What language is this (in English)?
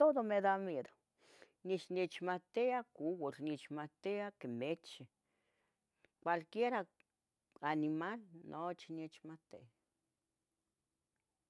Tetelcingo Nahuatl